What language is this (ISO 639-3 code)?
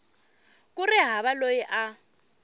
tso